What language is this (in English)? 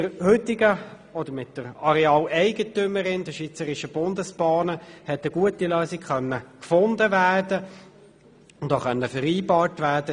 Swiss German